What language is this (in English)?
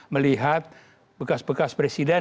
Indonesian